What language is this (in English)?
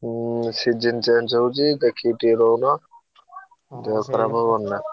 Odia